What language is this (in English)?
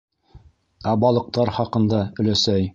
Bashkir